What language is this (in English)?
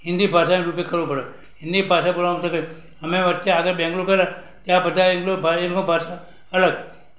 Gujarati